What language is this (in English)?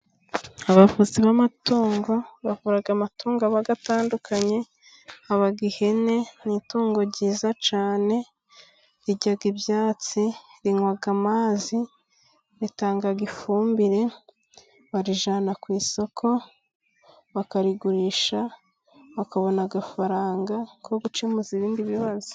Kinyarwanda